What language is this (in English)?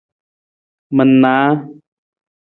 Nawdm